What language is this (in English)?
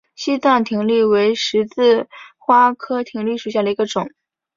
Chinese